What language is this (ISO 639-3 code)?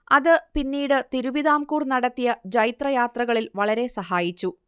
mal